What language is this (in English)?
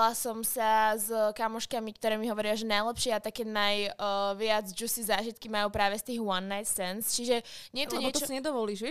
Slovak